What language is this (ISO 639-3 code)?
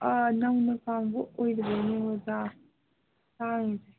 mni